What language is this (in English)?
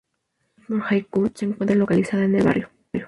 Spanish